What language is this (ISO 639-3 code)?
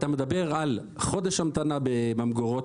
heb